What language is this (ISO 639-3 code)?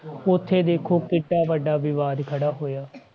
pan